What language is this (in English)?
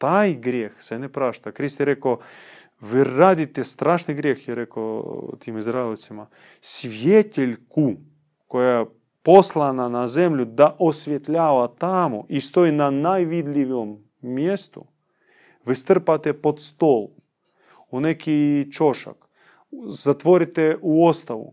Croatian